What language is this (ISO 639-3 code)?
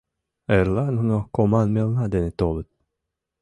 chm